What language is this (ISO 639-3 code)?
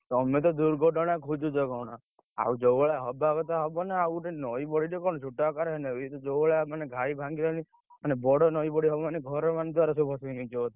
ori